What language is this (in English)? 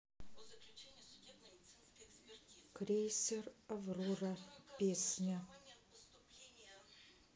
Russian